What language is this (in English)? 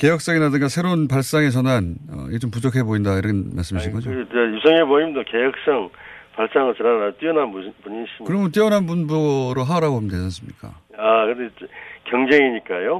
Korean